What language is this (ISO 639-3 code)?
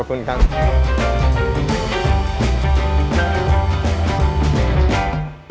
tha